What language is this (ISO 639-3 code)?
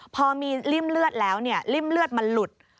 tha